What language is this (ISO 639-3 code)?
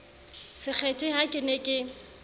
sot